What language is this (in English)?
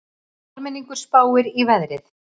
Icelandic